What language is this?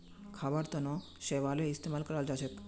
Magahi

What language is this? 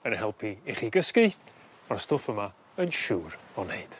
Welsh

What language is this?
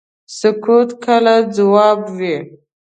Pashto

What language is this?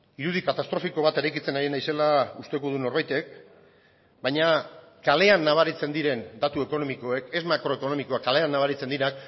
Basque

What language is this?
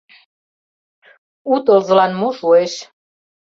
Mari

